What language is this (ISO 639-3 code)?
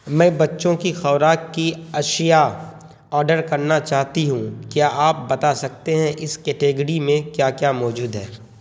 urd